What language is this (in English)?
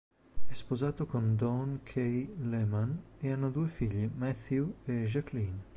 Italian